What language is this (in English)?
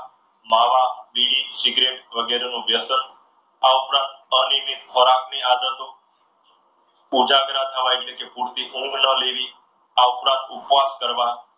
Gujarati